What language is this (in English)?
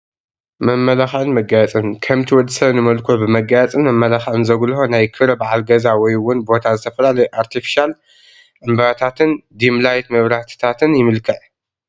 Tigrinya